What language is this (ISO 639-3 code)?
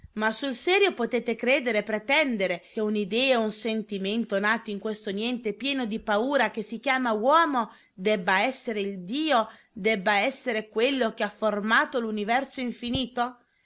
ita